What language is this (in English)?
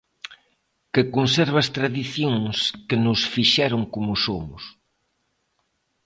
Galician